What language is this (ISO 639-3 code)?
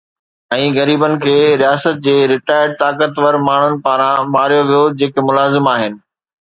snd